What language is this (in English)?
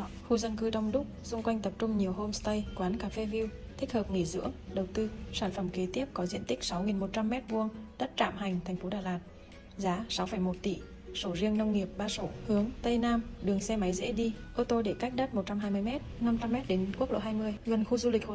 Vietnamese